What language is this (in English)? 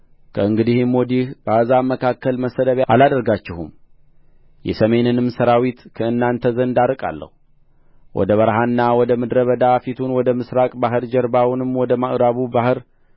Amharic